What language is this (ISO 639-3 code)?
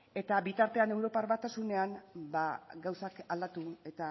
eus